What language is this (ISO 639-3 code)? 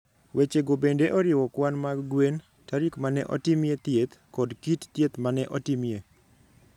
luo